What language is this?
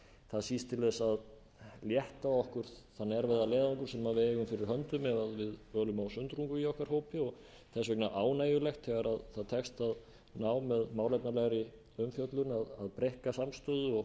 Icelandic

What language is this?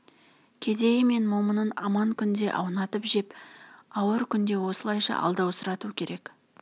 Kazakh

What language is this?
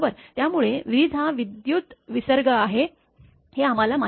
Marathi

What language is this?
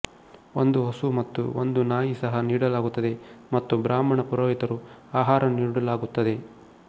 Kannada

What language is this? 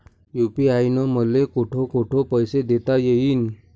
Marathi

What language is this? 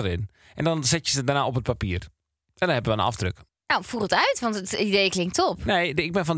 Dutch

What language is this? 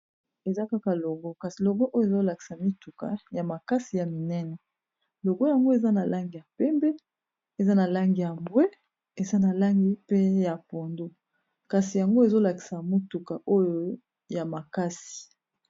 Lingala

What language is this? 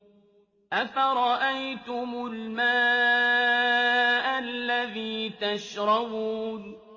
Arabic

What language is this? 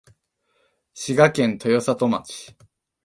Japanese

